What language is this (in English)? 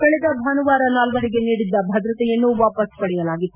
Kannada